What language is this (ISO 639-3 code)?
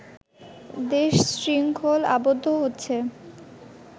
ben